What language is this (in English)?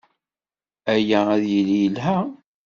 Kabyle